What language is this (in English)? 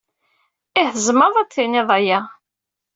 Kabyle